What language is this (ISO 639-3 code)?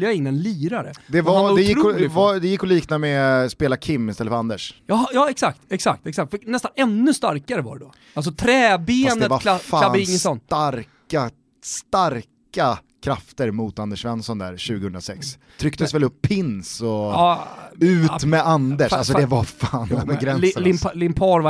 swe